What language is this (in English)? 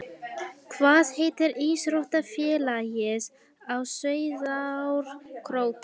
Icelandic